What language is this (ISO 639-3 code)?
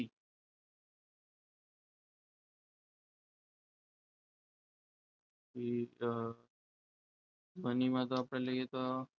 guj